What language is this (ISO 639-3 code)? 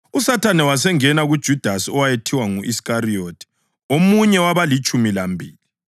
nde